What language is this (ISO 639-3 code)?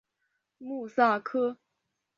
zho